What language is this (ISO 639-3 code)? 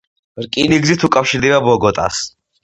kat